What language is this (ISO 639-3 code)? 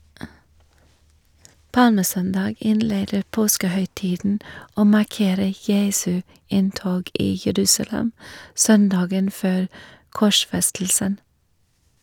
nor